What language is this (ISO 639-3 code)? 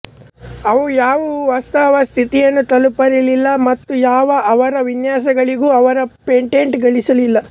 kan